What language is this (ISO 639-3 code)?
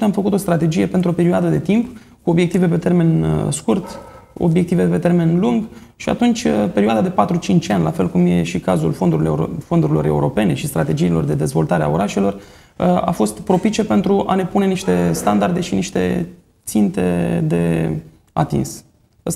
ron